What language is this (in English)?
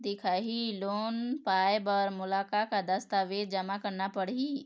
Chhattisgarhi